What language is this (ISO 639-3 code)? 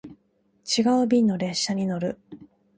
jpn